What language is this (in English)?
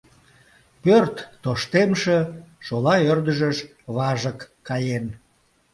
Mari